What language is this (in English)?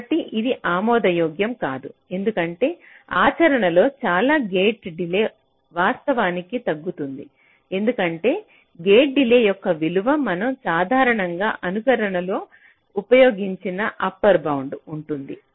Telugu